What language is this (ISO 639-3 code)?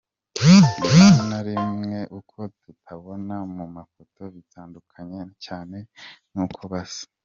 kin